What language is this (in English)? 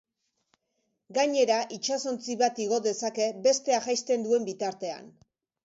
Basque